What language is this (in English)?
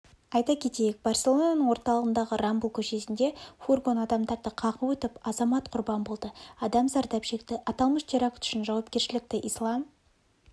Kazakh